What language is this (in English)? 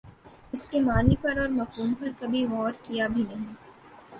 Urdu